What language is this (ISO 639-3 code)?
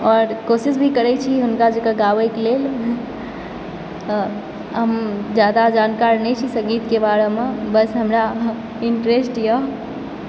mai